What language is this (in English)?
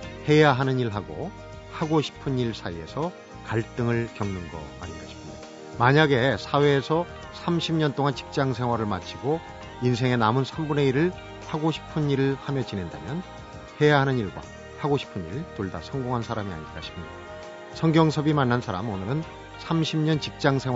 Korean